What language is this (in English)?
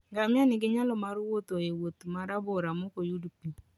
Luo (Kenya and Tanzania)